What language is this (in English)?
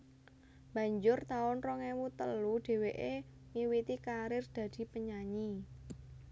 Javanese